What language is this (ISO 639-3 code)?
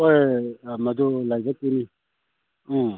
mni